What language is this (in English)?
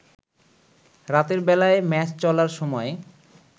Bangla